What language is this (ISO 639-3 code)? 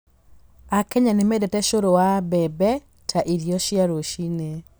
kik